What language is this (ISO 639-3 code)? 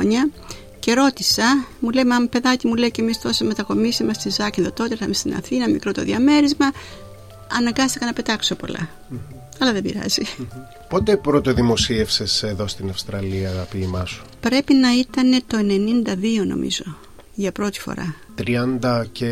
ell